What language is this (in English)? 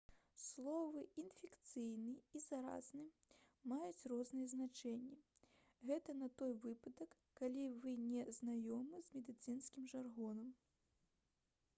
Belarusian